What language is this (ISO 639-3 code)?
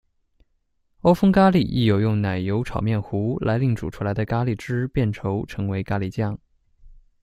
zho